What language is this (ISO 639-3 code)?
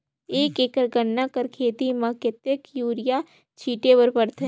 hne